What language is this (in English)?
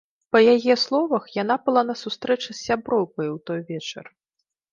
Belarusian